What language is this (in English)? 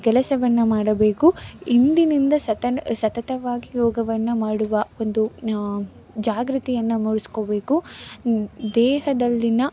Kannada